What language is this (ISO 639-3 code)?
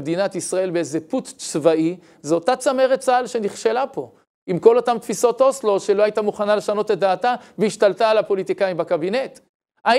heb